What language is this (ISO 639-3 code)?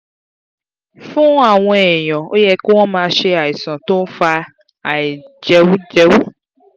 yor